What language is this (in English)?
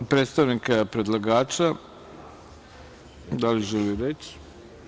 Serbian